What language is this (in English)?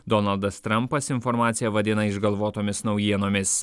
Lithuanian